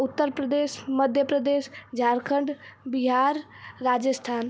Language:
Hindi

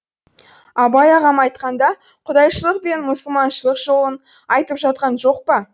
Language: Kazakh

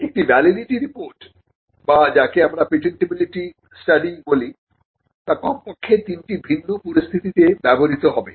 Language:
Bangla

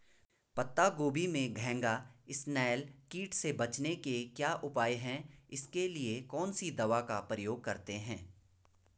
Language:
Hindi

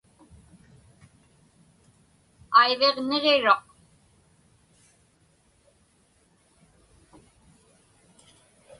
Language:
Inupiaq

